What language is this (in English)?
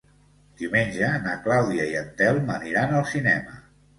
Catalan